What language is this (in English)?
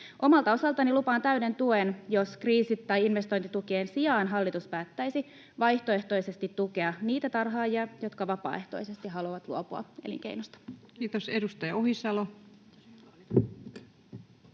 Finnish